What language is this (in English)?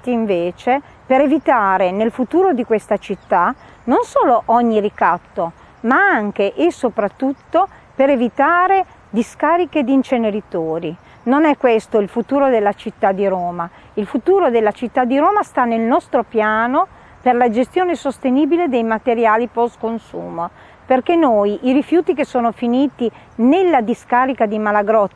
Italian